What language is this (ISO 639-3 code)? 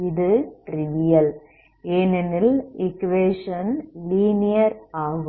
tam